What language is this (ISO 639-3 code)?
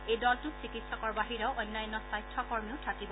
asm